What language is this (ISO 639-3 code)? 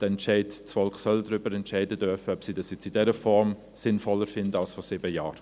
gsw